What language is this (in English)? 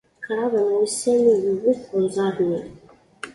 Kabyle